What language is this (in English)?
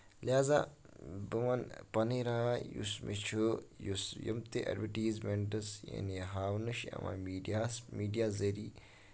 Kashmiri